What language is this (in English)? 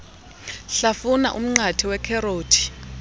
Xhosa